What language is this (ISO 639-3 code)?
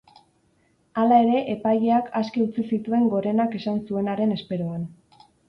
eus